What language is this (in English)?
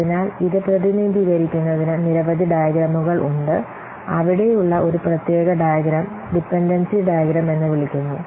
Malayalam